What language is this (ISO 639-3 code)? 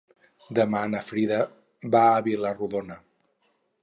cat